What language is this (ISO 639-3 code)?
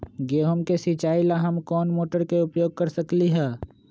mag